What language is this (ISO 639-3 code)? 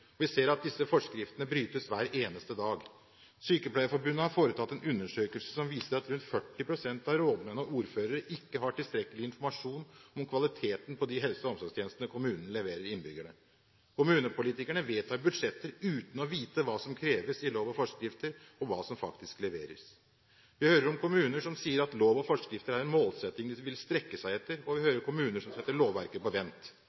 nob